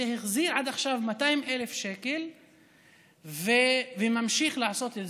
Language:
Hebrew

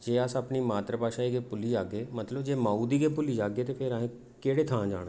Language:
Dogri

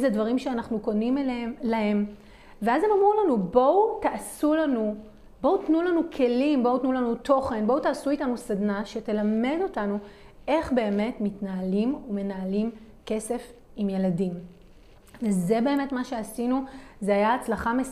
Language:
Hebrew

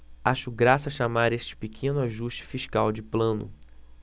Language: Portuguese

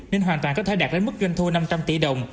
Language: Vietnamese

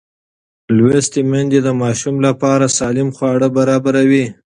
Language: Pashto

